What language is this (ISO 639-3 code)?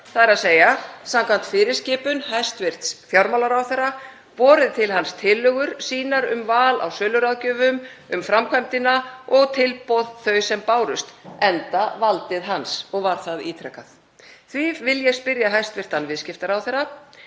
isl